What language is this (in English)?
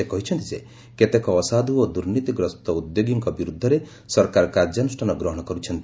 Odia